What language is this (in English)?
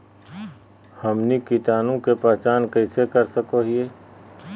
Magahi